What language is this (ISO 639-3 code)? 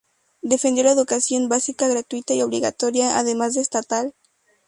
spa